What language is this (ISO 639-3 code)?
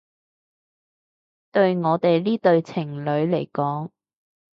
yue